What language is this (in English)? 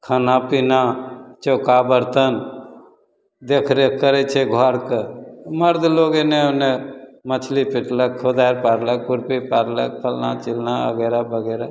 Maithili